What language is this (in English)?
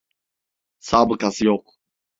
Turkish